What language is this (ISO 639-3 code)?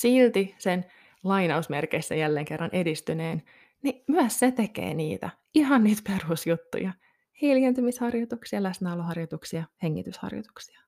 fin